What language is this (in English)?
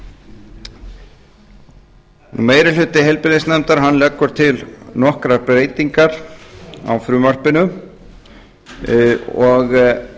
Icelandic